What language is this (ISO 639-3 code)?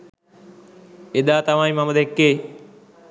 sin